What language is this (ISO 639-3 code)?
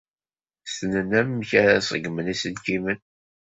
kab